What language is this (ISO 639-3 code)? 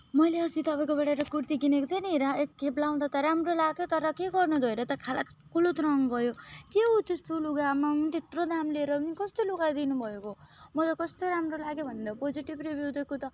nep